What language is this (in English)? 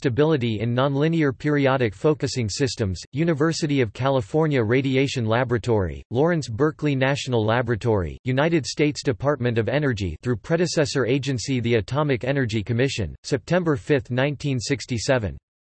English